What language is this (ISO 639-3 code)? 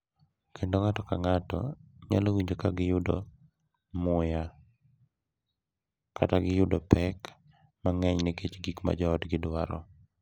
luo